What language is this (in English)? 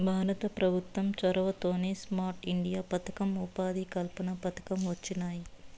Telugu